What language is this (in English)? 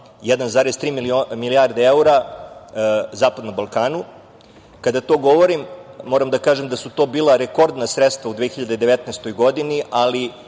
Serbian